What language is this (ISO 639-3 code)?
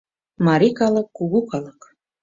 chm